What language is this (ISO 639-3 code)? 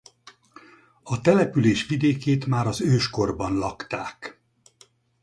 hun